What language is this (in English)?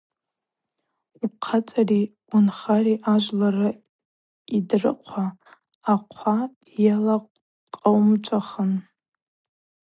Abaza